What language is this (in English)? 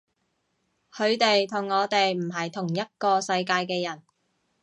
Cantonese